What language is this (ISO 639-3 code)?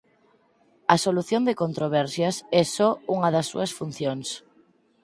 glg